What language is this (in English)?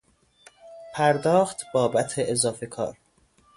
Persian